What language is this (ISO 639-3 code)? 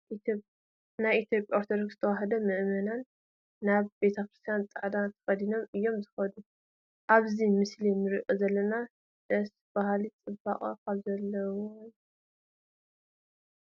tir